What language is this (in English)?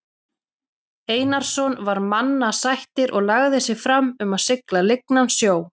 Icelandic